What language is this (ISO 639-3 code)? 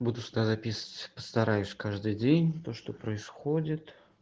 rus